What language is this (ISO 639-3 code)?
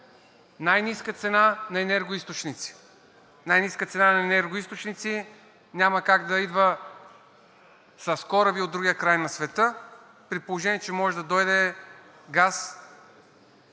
bul